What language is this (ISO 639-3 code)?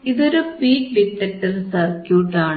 mal